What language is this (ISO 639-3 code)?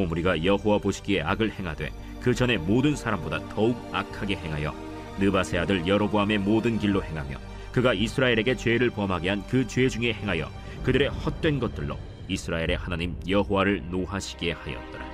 kor